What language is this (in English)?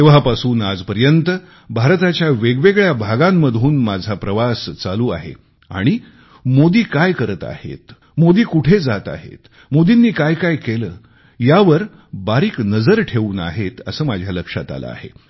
Marathi